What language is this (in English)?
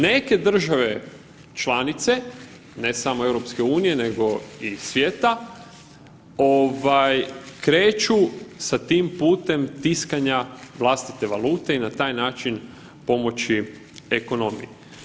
Croatian